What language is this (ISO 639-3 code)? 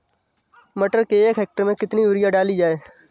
hin